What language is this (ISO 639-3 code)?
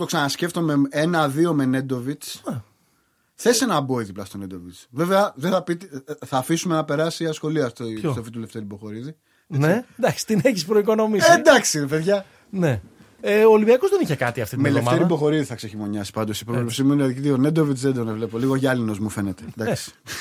ell